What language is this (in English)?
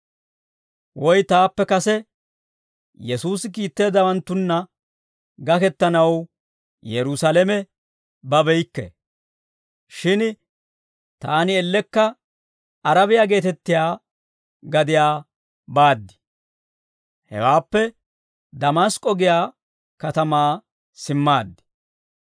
Dawro